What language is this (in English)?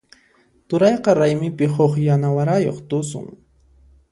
Puno Quechua